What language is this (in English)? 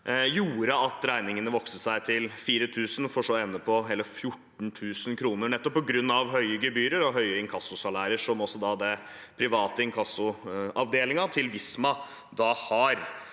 Norwegian